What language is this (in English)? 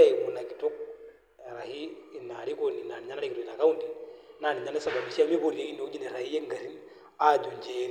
Masai